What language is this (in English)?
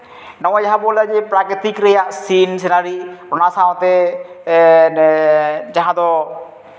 Santali